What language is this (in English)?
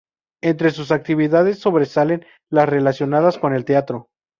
Spanish